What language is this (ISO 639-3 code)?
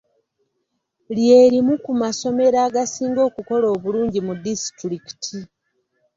lug